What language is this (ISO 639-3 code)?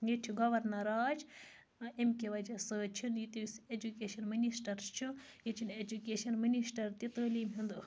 kas